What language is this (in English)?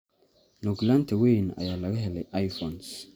Somali